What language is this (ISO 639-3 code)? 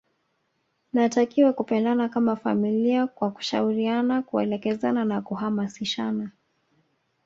swa